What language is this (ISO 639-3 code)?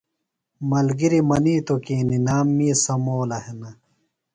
phl